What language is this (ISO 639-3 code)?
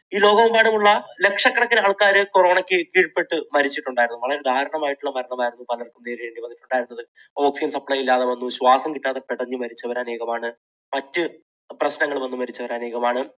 mal